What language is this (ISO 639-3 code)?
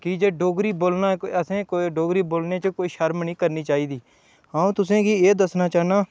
doi